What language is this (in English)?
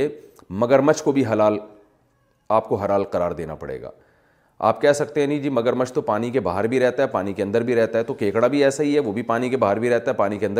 Urdu